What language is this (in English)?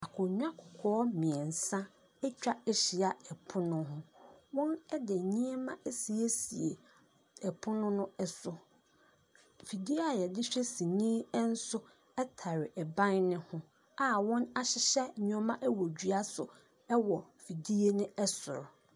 Akan